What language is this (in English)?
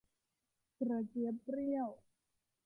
Thai